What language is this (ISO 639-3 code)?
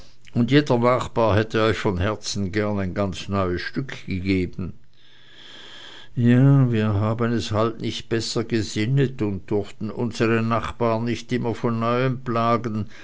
deu